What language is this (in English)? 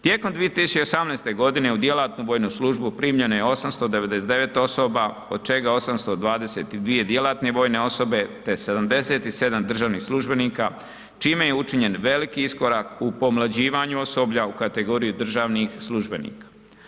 Croatian